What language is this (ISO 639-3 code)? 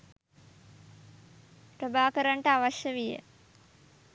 sin